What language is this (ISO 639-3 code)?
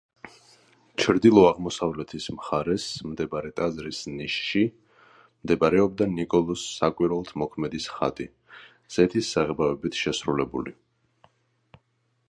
kat